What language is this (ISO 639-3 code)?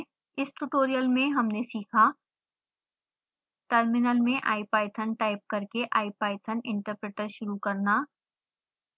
hin